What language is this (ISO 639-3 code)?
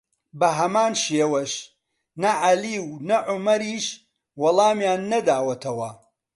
ckb